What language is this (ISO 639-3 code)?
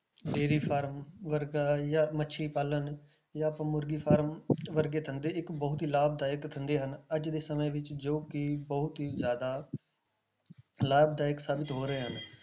pan